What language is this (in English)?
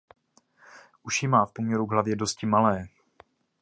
Czech